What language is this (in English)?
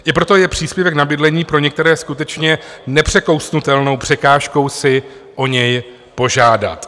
Czech